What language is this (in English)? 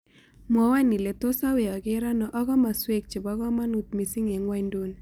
Kalenjin